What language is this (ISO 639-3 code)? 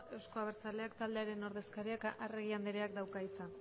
eus